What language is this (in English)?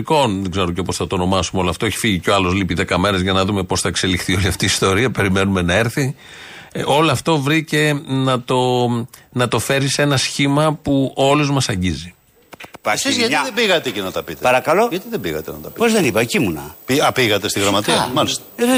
Greek